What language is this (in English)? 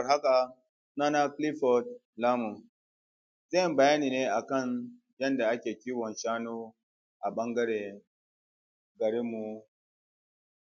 Hausa